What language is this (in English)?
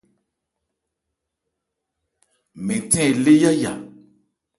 Ebrié